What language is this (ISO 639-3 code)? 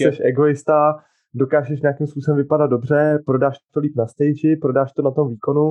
ces